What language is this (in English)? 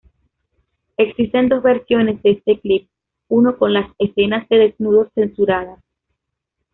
Spanish